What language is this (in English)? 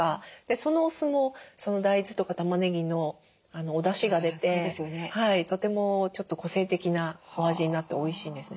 Japanese